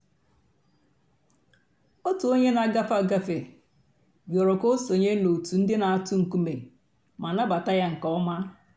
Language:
Igbo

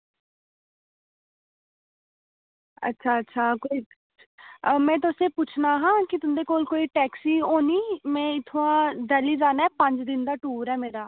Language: Dogri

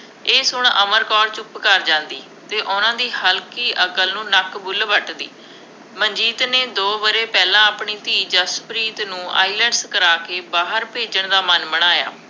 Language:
Punjabi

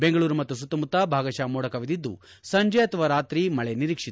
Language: Kannada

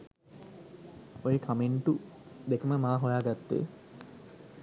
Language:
Sinhala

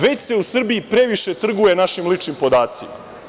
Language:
Serbian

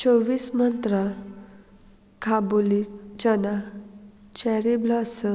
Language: Konkani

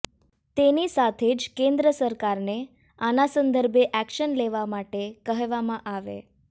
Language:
Gujarati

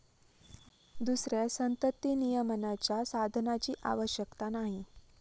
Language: Marathi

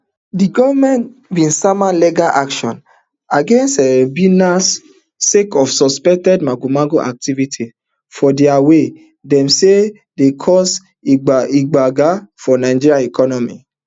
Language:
Nigerian Pidgin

